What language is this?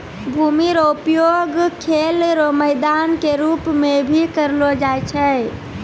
Maithili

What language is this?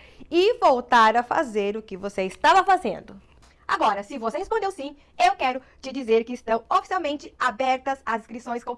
Portuguese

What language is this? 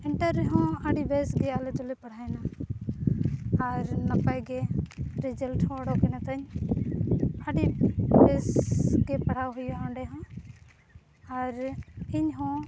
Santali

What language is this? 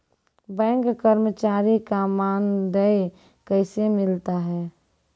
Maithili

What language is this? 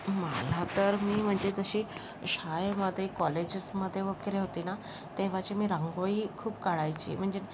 Marathi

